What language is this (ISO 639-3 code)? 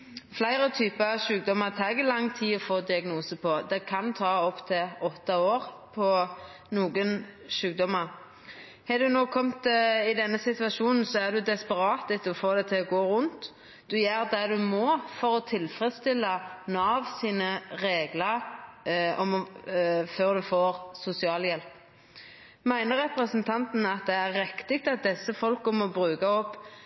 nno